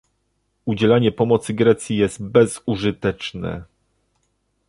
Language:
Polish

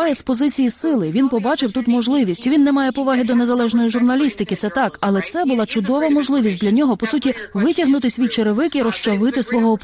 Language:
Ukrainian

